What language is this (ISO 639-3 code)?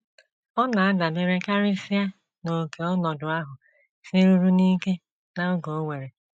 ibo